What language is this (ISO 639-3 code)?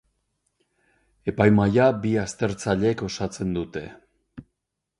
eus